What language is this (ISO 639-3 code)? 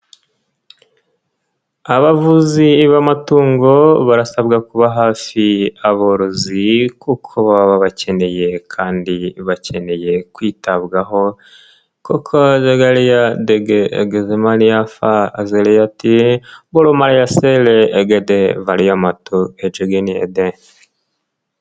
kin